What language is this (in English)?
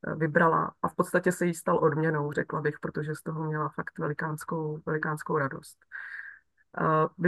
Czech